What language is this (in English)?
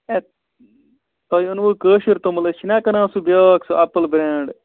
Kashmiri